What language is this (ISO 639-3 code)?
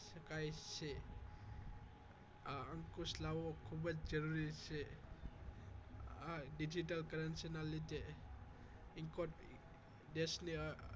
guj